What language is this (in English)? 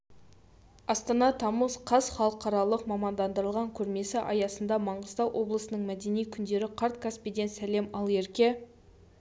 Kazakh